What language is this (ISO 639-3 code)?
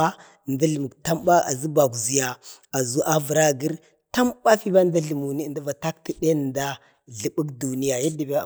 bde